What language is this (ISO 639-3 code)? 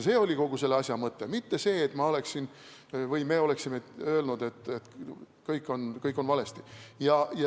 est